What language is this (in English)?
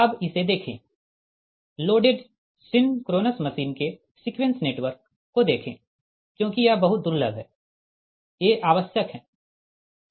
Hindi